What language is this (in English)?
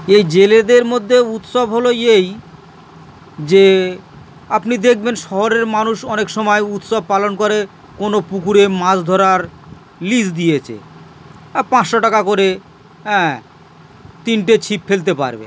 Bangla